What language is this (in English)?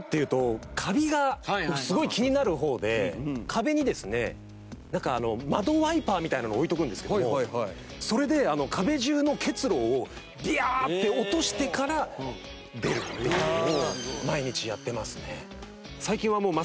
Japanese